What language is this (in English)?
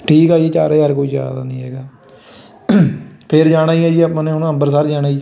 Punjabi